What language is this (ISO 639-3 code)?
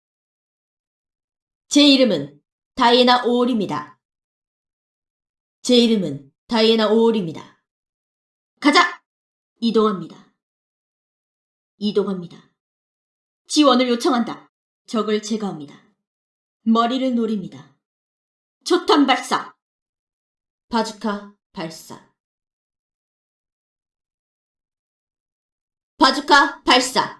kor